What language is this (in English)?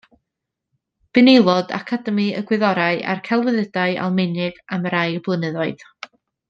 Welsh